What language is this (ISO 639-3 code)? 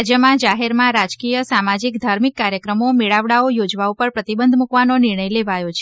guj